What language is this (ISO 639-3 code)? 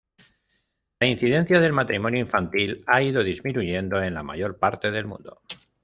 spa